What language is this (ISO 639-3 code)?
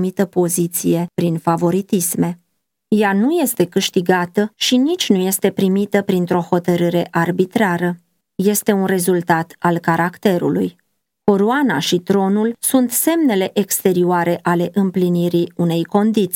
ron